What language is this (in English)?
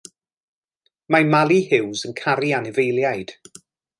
Welsh